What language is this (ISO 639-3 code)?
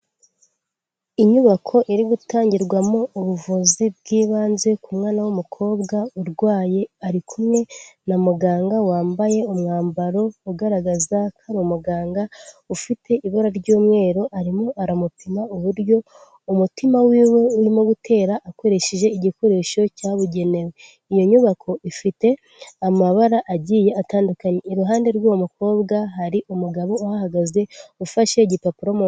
kin